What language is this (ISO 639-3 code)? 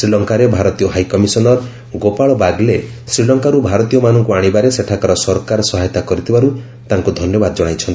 ori